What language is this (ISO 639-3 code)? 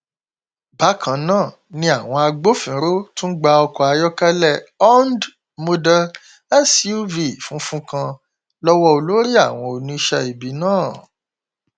yor